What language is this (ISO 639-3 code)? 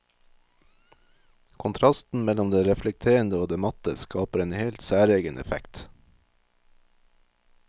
nor